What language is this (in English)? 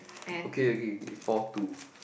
English